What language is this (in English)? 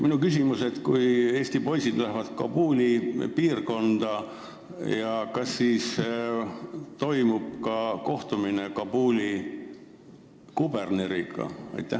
Estonian